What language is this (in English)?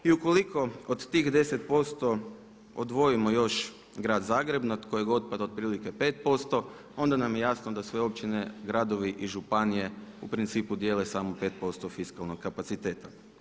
Croatian